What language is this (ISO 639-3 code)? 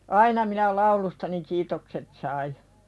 fin